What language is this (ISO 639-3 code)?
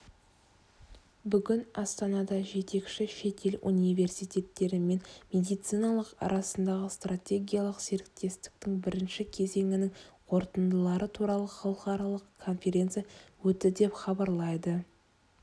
kaz